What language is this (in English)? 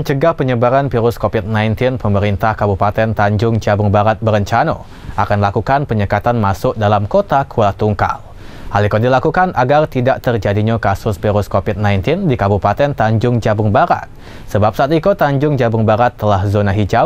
Indonesian